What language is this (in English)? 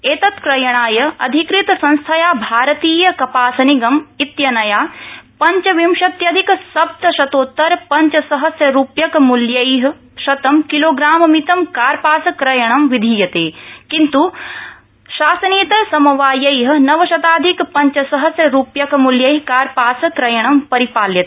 Sanskrit